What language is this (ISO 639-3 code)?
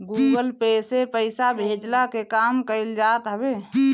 bho